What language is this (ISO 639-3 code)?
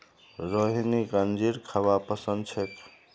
mag